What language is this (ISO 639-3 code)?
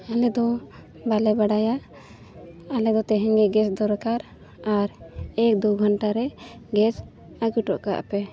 sat